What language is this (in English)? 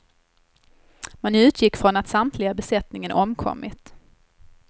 Swedish